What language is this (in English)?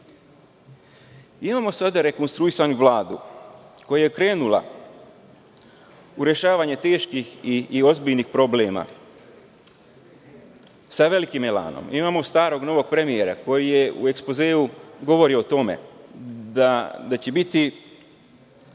Serbian